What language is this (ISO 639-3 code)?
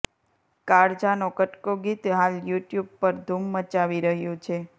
guj